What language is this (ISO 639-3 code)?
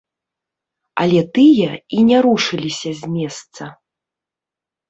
bel